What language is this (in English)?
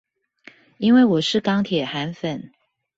Chinese